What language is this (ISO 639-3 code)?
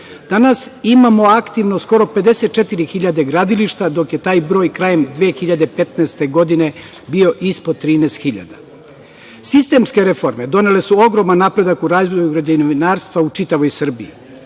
srp